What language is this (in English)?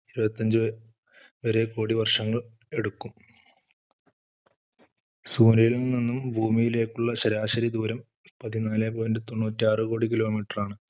Malayalam